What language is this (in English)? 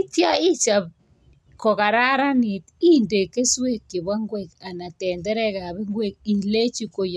Kalenjin